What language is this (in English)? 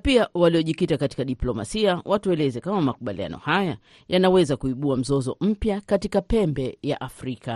Swahili